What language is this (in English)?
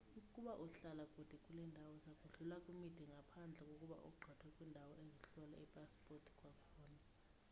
Xhosa